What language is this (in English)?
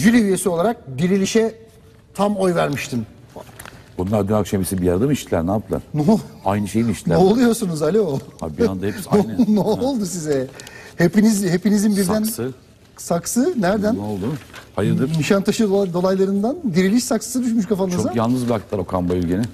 Turkish